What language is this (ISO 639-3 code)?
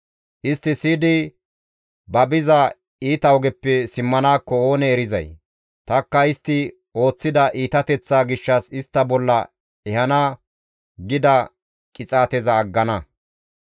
gmv